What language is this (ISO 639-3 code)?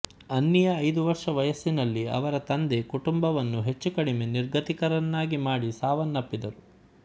kan